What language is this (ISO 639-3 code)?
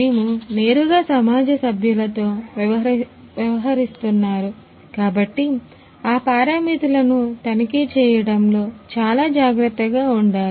tel